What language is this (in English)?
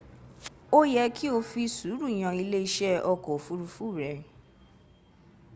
Yoruba